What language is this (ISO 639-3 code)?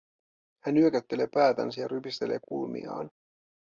fin